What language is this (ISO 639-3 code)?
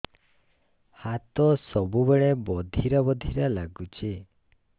ori